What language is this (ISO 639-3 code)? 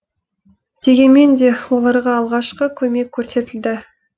kaz